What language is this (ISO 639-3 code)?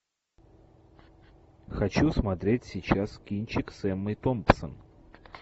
rus